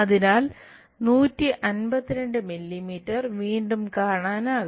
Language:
Malayalam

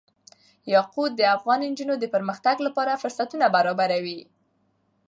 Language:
Pashto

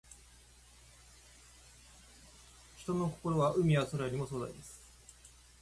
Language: Japanese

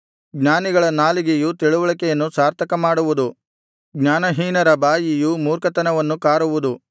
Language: Kannada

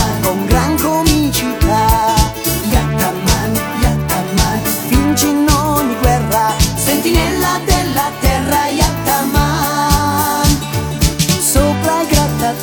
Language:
Italian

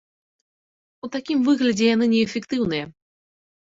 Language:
Belarusian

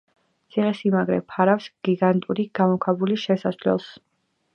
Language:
Georgian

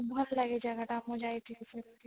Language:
Odia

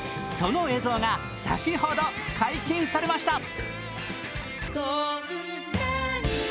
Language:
Japanese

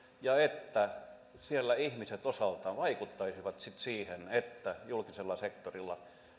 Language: Finnish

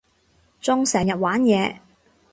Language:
Cantonese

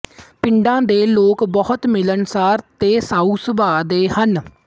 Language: Punjabi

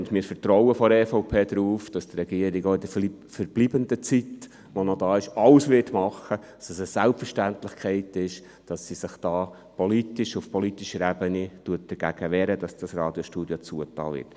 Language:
Swiss German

